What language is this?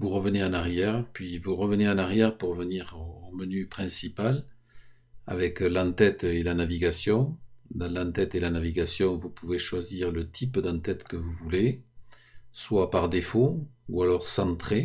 French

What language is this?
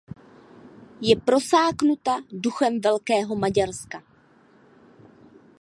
Czech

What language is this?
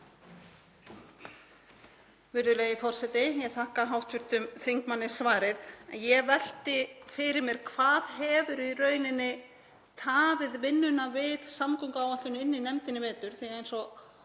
Icelandic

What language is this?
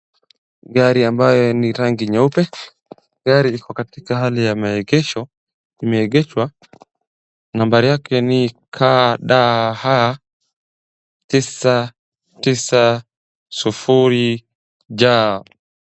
Swahili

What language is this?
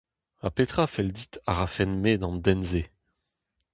Breton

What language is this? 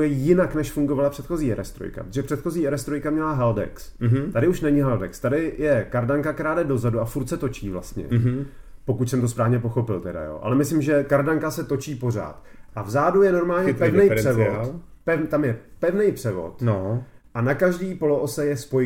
Czech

